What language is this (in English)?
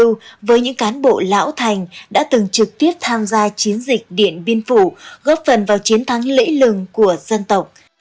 Vietnamese